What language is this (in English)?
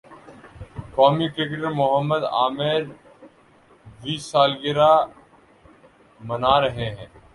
Urdu